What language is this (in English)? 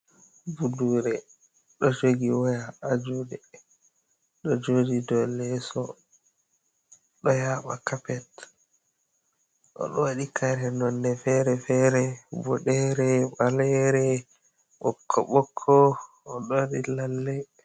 Fula